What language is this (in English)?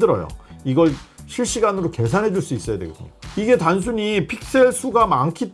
Korean